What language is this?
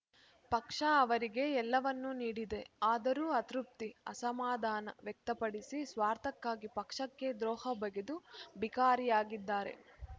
Kannada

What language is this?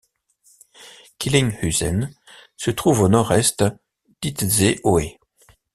French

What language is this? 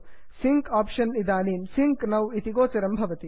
Sanskrit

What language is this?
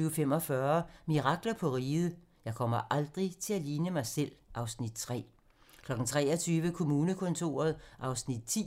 Danish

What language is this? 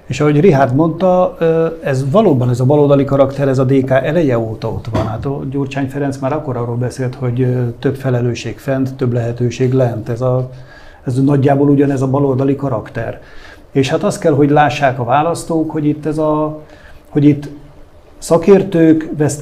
Hungarian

